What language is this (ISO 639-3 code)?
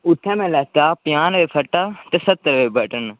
doi